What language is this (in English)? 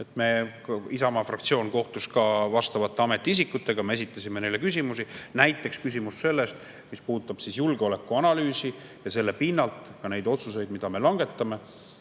Estonian